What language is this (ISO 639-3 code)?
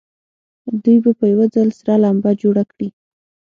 pus